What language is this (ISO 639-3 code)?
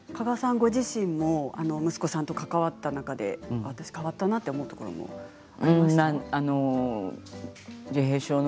jpn